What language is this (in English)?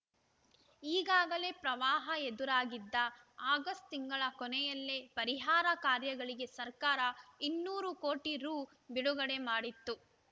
Kannada